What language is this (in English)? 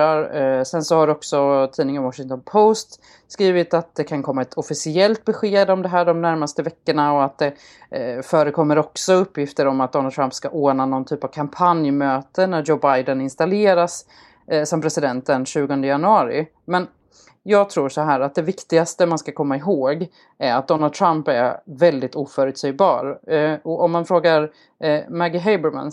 Swedish